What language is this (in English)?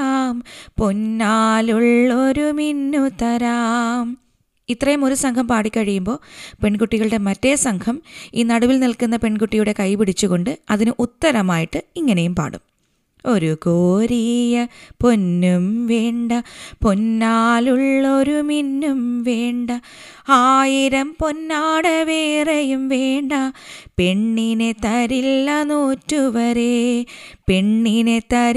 Malayalam